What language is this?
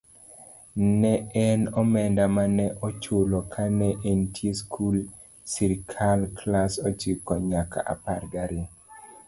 Luo (Kenya and Tanzania)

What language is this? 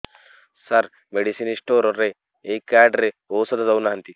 Odia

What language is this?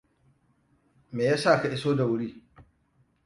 Hausa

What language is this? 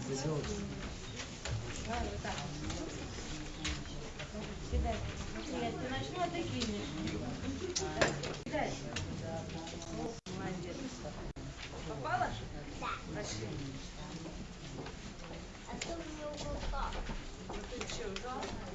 Russian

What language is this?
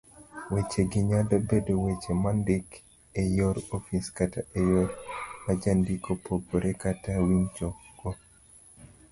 Luo (Kenya and Tanzania)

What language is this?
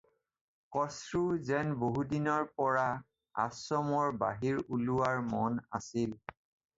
Assamese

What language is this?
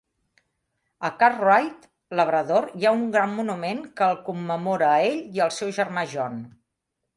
Catalan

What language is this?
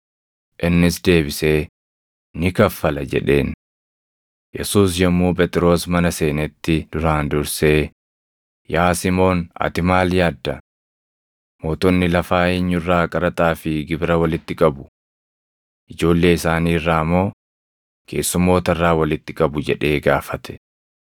Oromo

